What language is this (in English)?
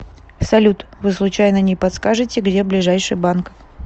Russian